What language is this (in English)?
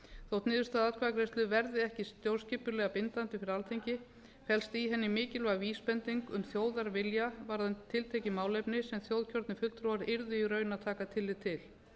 Icelandic